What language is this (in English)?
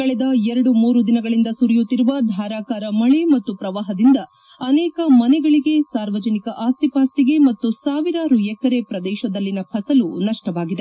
Kannada